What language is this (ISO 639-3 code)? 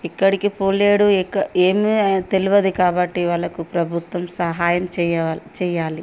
tel